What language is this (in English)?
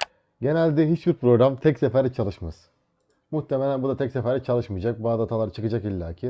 Turkish